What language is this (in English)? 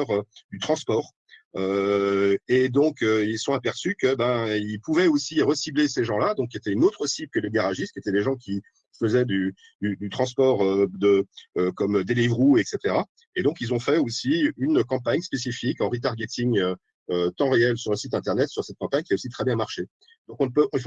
French